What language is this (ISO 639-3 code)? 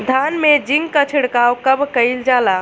bho